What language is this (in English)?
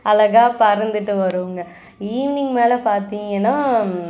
Tamil